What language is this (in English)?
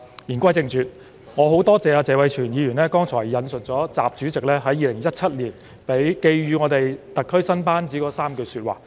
Cantonese